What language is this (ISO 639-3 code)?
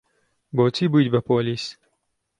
ckb